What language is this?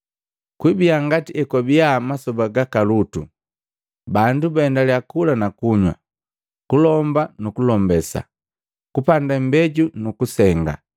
Matengo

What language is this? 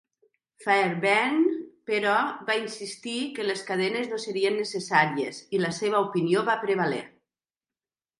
Catalan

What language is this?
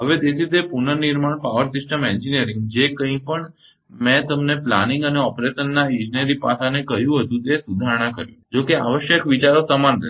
Gujarati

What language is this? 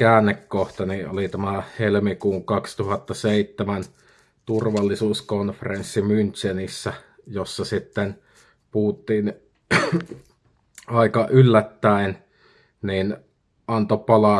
Finnish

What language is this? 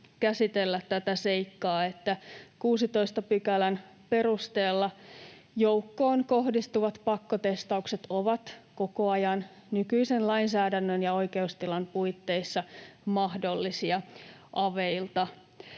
Finnish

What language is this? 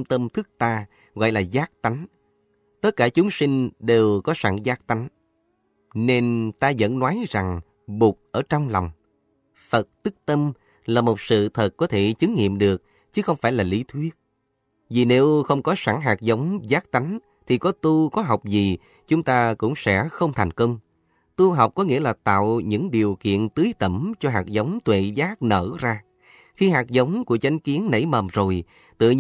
Vietnamese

